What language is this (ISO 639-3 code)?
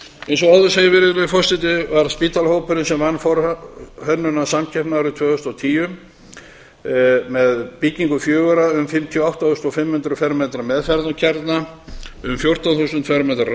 isl